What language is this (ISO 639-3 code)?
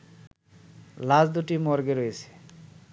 ben